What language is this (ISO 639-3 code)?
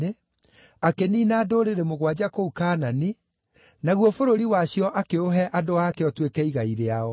kik